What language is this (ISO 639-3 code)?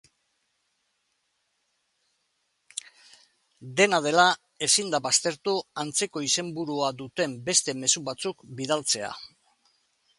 eus